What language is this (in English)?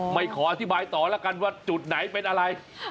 Thai